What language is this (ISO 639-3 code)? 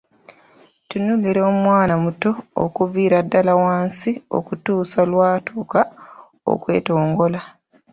lug